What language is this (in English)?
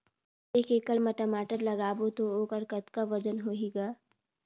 Chhattisgarhi